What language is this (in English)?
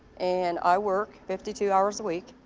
English